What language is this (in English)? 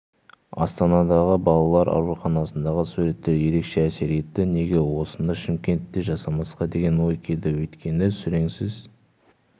Kazakh